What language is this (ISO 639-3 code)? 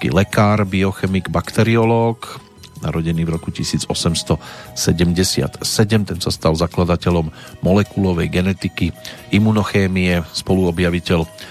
slk